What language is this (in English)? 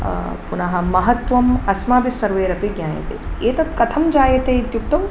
Sanskrit